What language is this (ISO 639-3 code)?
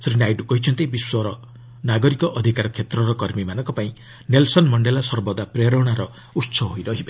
ori